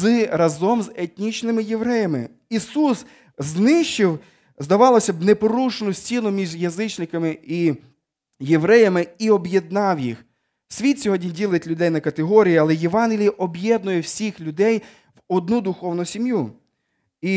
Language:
Ukrainian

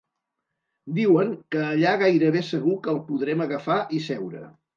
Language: Catalan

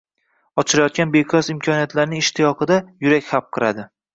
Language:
Uzbek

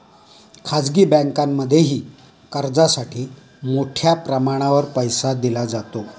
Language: Marathi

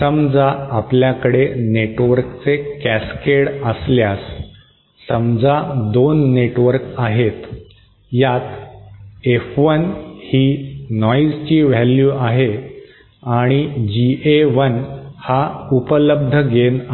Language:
Marathi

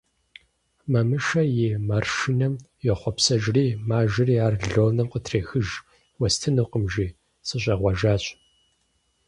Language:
Kabardian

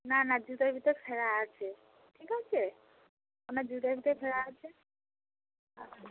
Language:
Bangla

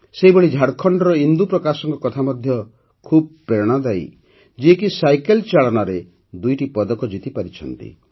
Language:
Odia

